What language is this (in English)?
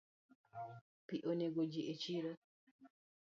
Luo (Kenya and Tanzania)